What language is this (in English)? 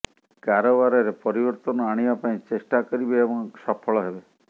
Odia